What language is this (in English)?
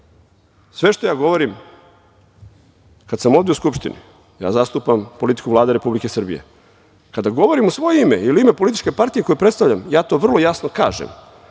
Serbian